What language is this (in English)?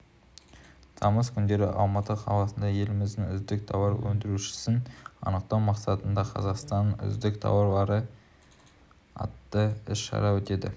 Kazakh